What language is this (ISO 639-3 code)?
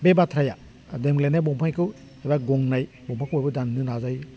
brx